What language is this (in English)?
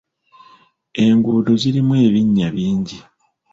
Ganda